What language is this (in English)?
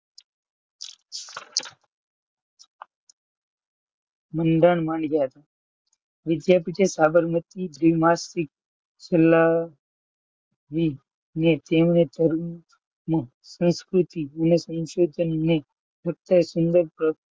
Gujarati